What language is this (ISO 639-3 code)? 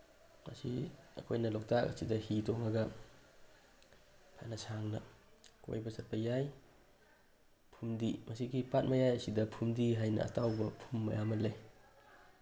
mni